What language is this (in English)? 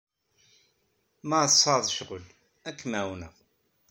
Kabyle